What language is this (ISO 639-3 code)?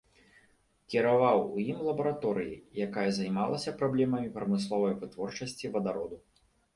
bel